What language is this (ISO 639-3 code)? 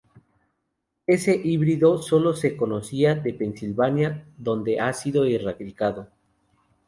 spa